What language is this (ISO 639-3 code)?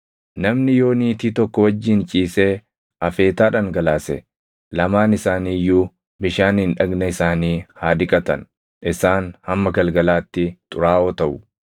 orm